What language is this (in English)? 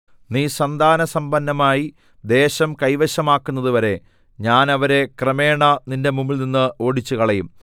Malayalam